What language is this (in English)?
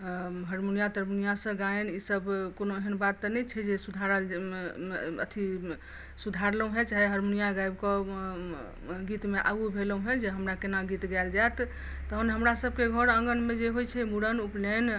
Maithili